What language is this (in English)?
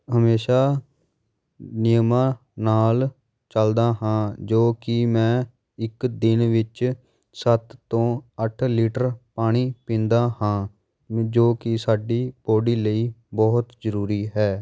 Punjabi